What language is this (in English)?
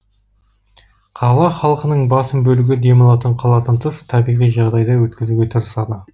Kazakh